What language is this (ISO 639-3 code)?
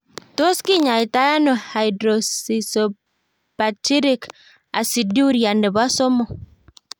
kln